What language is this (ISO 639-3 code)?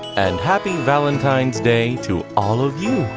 eng